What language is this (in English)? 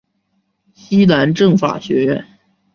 Chinese